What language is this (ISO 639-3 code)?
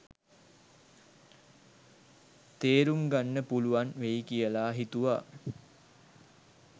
sin